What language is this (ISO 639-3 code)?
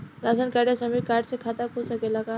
bho